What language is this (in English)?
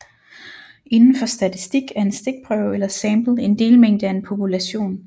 Danish